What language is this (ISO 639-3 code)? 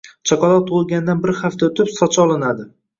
uzb